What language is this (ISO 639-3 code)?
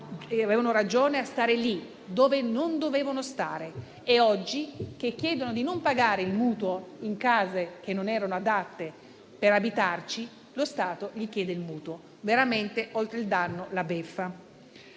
ita